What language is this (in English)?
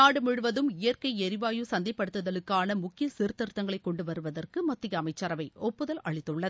Tamil